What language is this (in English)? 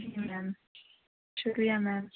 Urdu